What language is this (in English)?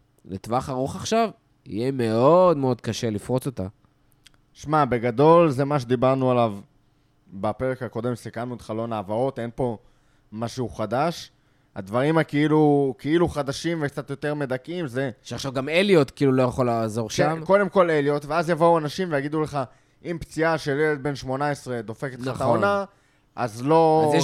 Hebrew